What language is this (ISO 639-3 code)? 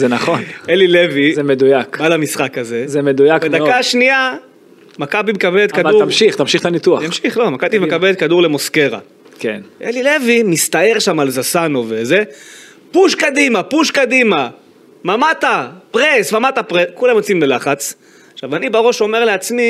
heb